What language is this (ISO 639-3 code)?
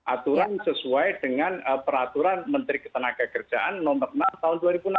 ind